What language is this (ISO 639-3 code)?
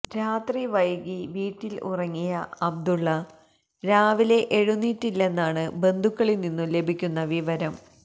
mal